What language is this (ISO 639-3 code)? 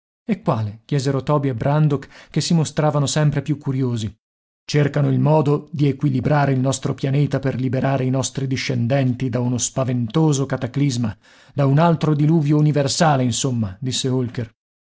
ita